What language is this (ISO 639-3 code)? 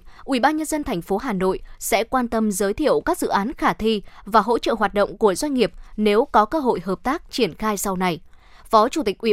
vie